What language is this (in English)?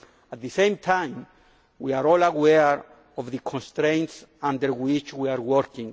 English